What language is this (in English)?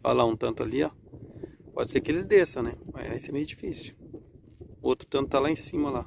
Portuguese